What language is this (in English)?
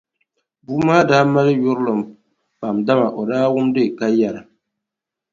Dagbani